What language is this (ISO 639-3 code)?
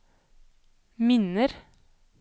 nor